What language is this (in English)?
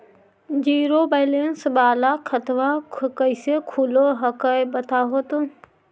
Magahi